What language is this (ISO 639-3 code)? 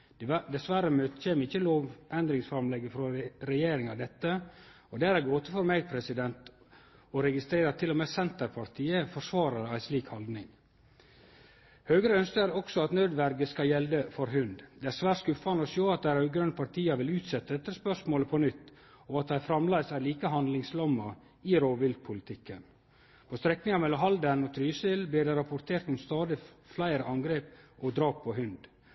nno